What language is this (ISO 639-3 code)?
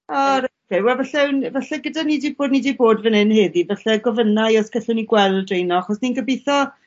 cym